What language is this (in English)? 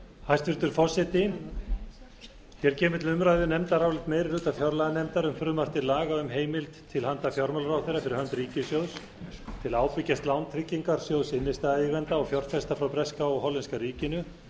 Icelandic